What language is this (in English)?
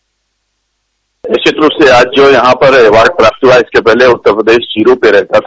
Hindi